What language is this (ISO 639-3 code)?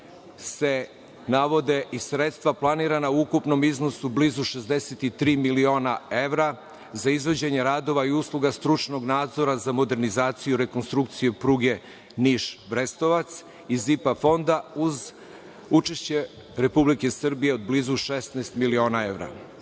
srp